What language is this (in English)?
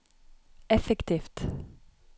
Norwegian